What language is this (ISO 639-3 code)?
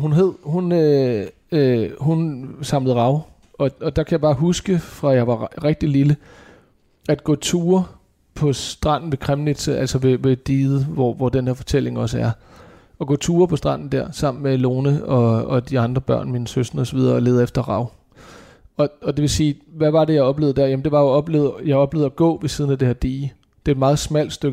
dan